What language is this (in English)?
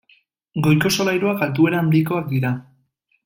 Basque